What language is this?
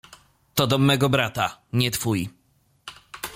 Polish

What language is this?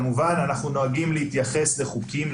Hebrew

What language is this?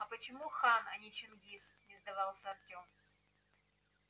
Russian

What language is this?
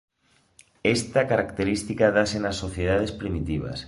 Galician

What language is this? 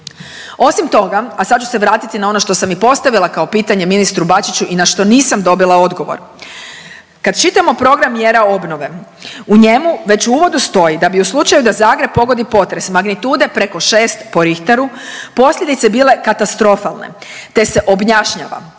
Croatian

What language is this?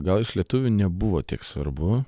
Lithuanian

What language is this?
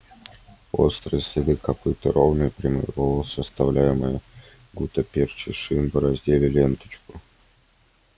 Russian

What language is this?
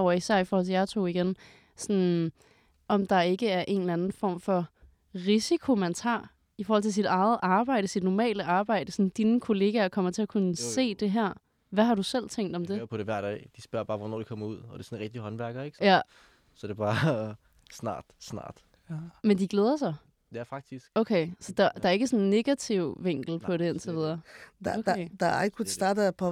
Danish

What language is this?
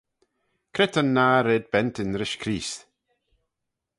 Manx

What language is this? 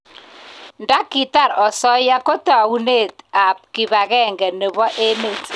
Kalenjin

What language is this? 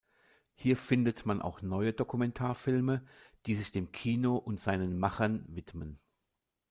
German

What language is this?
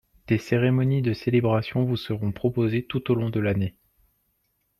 French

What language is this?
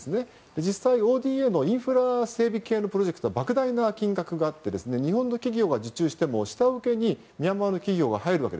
Japanese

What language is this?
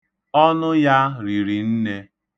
Igbo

